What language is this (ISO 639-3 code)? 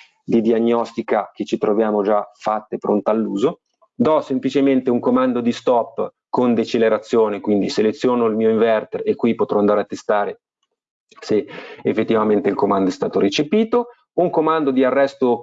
ita